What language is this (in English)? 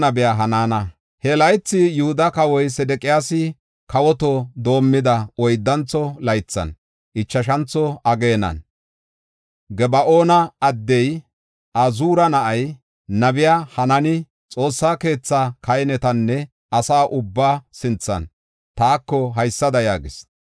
Gofa